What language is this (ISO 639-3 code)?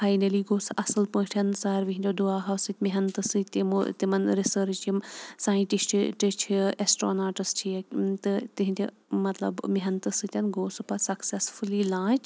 kas